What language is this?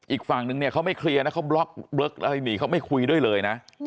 Thai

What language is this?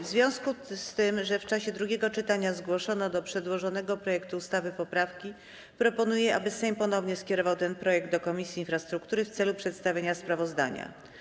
Polish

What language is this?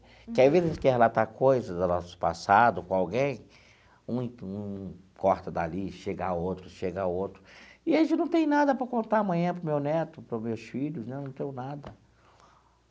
Portuguese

